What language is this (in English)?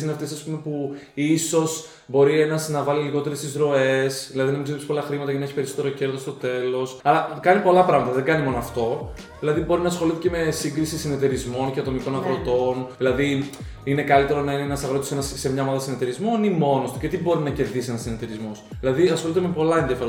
Greek